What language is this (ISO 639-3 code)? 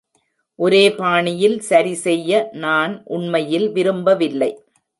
tam